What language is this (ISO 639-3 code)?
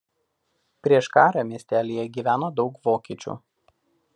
lit